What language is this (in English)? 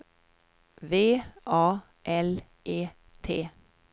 Swedish